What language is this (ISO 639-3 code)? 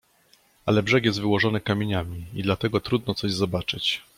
pol